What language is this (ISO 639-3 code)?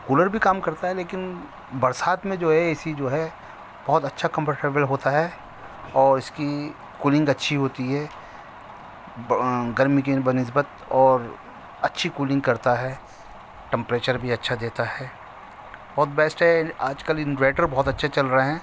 urd